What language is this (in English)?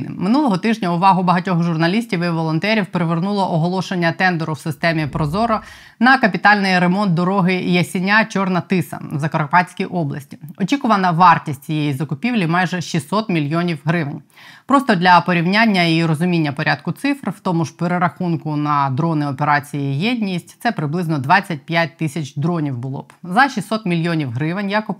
Ukrainian